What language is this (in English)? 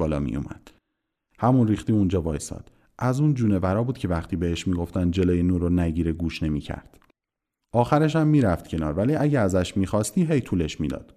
Persian